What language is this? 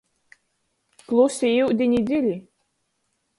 Latgalian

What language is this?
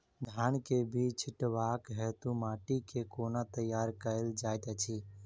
Maithili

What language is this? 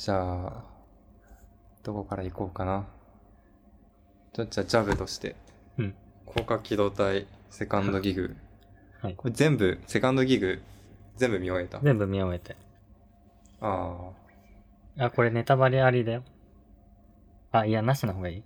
Japanese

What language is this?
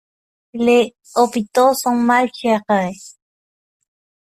French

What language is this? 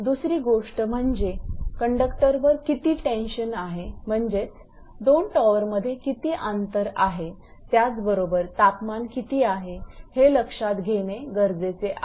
Marathi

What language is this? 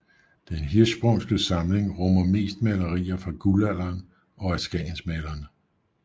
Danish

